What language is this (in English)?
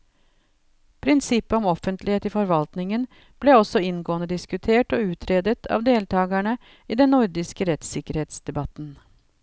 Norwegian